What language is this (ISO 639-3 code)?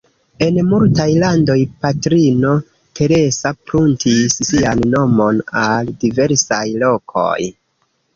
epo